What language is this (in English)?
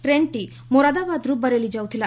Odia